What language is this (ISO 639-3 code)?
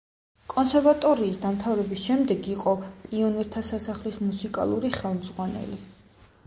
kat